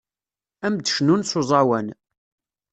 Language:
Kabyle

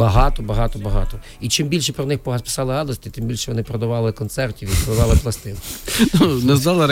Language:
Ukrainian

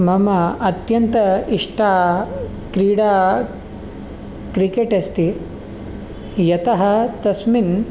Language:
Sanskrit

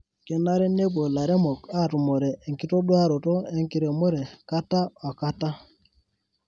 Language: Masai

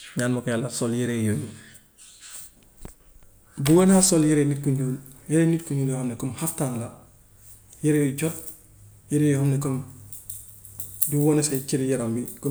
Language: Gambian Wolof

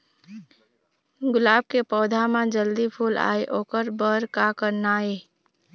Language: Chhattisgarhi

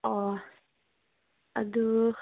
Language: Manipuri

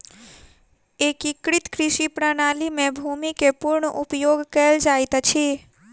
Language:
Maithili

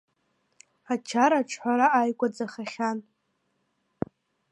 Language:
Abkhazian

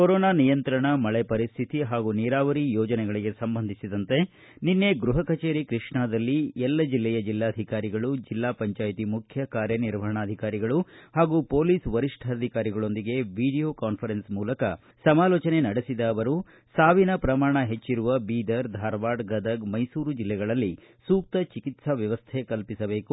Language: Kannada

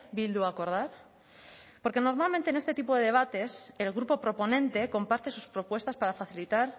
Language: Spanish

